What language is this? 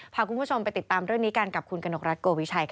Thai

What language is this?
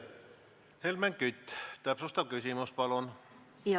Estonian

